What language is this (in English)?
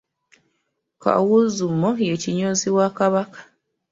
Ganda